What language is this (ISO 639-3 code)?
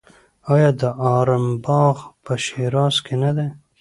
pus